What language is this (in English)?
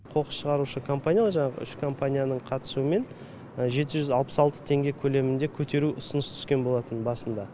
Kazakh